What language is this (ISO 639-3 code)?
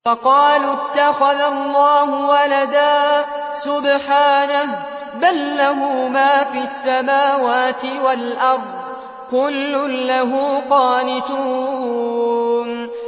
ara